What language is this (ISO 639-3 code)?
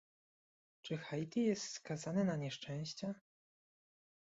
pol